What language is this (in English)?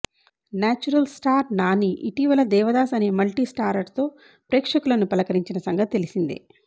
Telugu